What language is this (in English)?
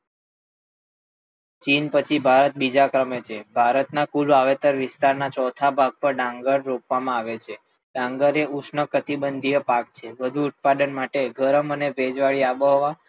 Gujarati